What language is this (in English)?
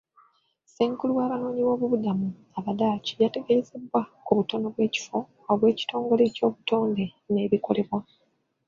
Ganda